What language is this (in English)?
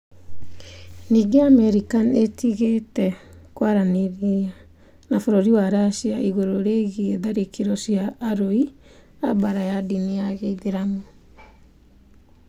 Kikuyu